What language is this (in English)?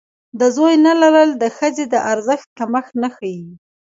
Pashto